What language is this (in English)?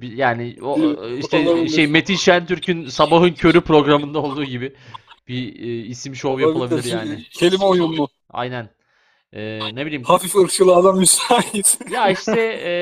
Turkish